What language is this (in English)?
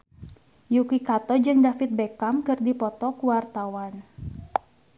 Sundanese